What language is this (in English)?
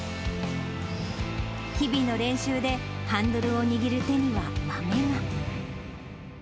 Japanese